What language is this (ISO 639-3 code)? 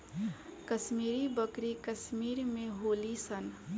bho